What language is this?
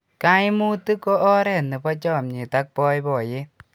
Kalenjin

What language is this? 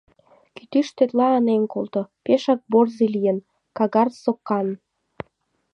Mari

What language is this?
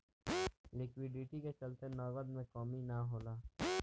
Bhojpuri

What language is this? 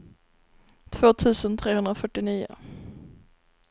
Swedish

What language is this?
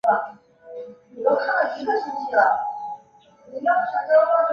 Chinese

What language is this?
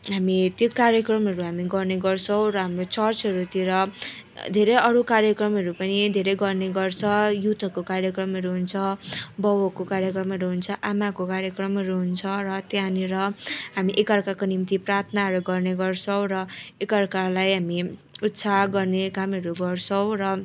Nepali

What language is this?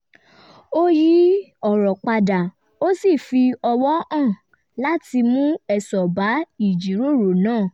Yoruba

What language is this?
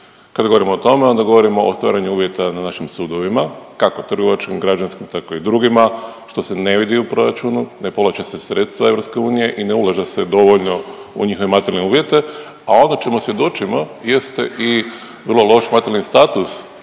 Croatian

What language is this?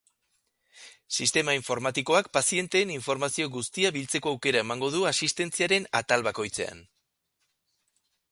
Basque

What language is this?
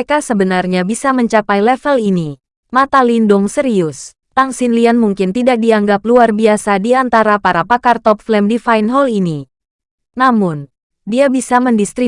Indonesian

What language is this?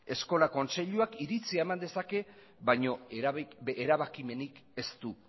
Basque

